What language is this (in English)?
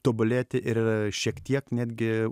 Lithuanian